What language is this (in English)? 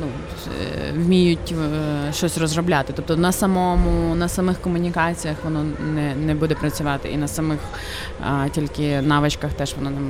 Ukrainian